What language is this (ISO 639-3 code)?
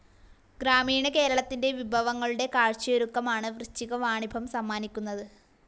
mal